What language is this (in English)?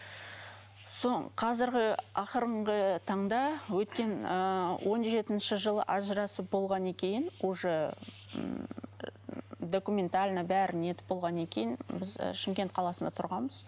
Kazakh